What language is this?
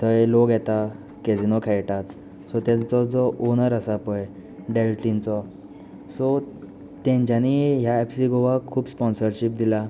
Konkani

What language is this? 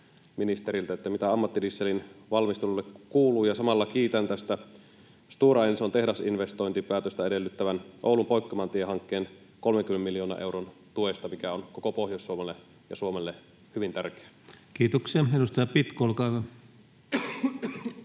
Finnish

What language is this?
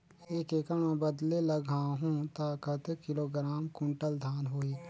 Chhattisgarhi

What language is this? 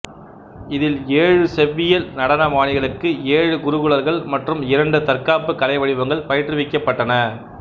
Tamil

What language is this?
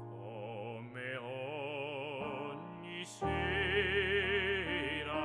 Italian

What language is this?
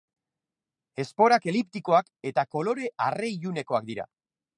Basque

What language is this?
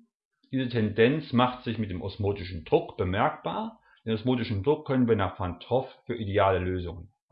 German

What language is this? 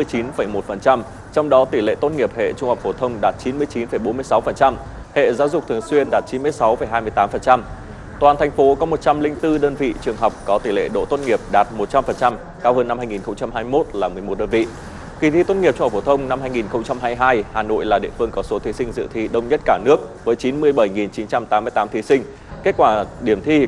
Vietnamese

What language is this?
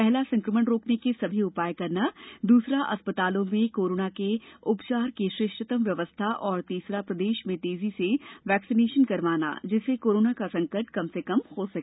Hindi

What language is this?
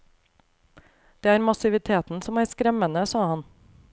Norwegian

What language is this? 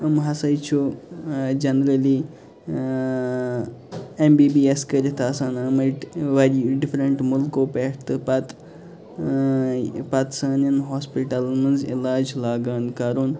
Kashmiri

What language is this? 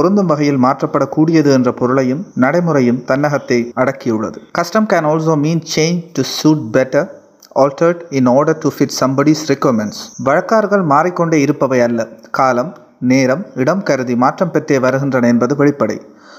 Tamil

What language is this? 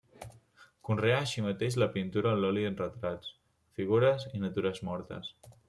Catalan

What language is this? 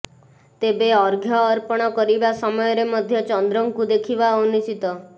Odia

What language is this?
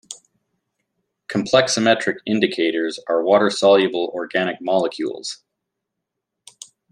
English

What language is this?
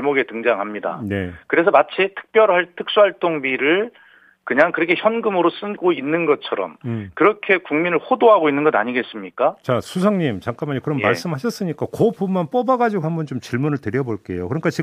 Korean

